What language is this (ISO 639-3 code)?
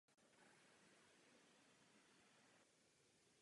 ces